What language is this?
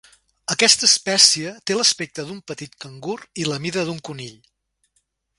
Catalan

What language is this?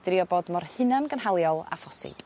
Welsh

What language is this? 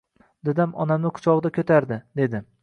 Uzbek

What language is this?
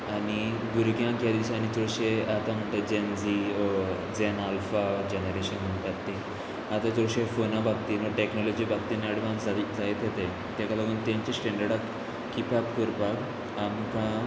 Konkani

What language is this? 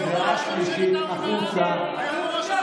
Hebrew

